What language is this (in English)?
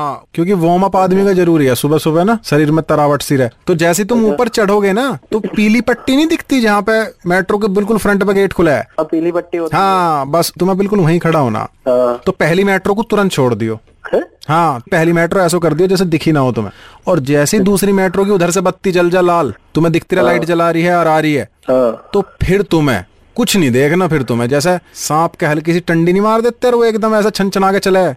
Hindi